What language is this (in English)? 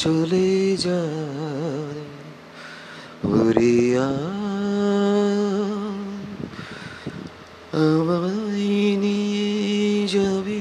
Bangla